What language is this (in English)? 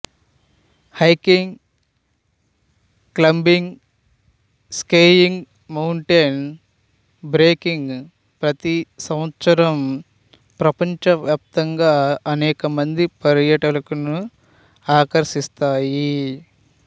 Telugu